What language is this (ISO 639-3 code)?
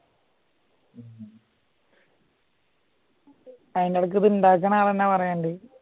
mal